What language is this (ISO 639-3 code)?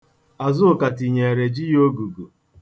ibo